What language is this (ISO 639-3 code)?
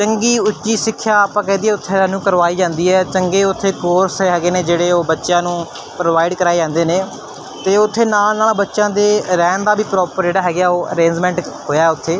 pan